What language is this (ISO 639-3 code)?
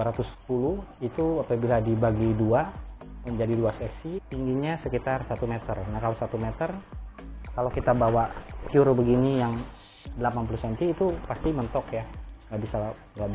ind